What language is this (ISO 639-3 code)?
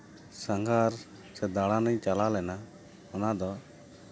sat